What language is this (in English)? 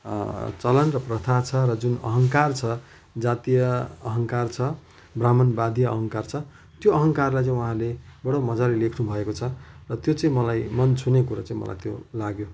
Nepali